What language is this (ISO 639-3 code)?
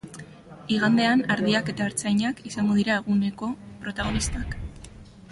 eus